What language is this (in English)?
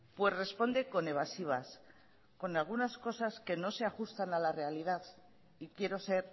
Spanish